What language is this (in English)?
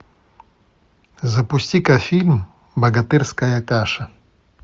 Russian